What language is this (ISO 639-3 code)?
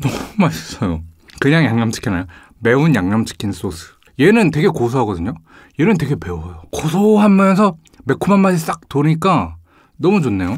kor